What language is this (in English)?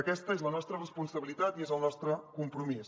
Catalan